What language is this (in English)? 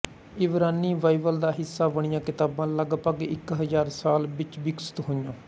Punjabi